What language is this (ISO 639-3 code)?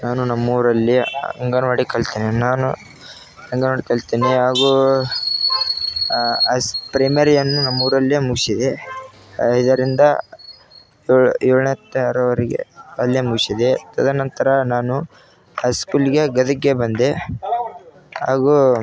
kan